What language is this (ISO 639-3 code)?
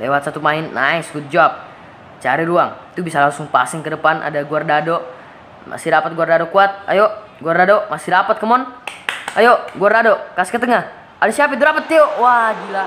ind